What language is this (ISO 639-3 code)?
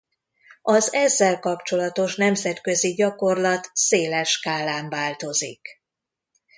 hun